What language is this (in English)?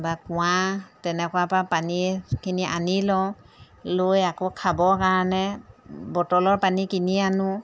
Assamese